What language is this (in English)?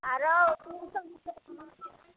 Maithili